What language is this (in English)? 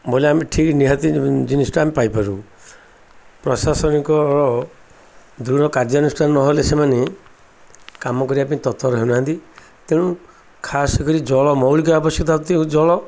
Odia